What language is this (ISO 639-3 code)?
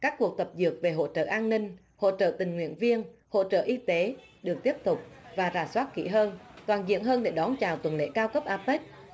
vie